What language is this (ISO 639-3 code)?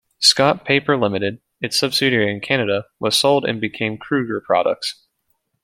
eng